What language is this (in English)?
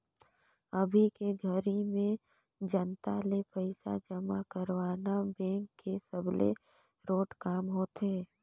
Chhattisgarhi